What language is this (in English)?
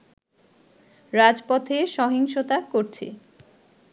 Bangla